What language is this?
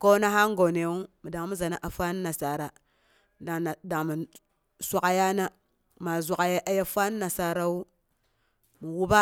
Boghom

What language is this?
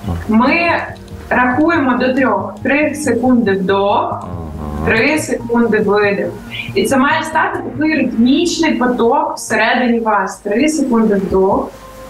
Ukrainian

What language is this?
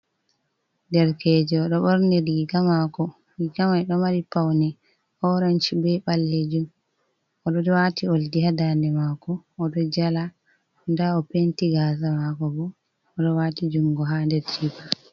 Fula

